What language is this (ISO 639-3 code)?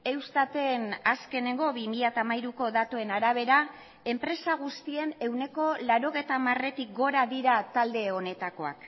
eus